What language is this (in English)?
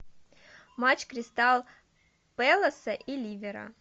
Russian